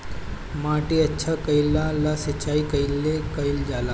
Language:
Bhojpuri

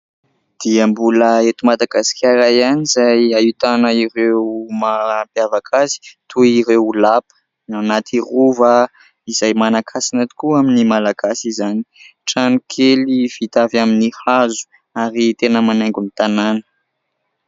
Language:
Malagasy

